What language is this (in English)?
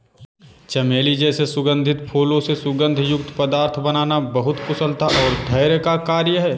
Hindi